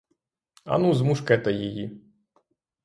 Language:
Ukrainian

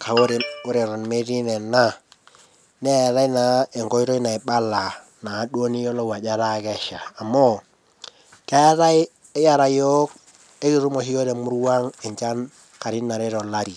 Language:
Masai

